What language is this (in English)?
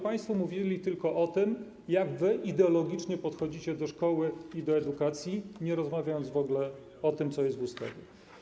Polish